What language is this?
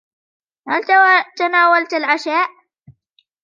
Arabic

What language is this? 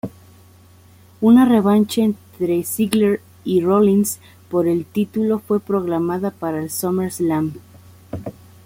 Spanish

